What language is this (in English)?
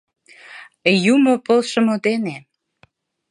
Mari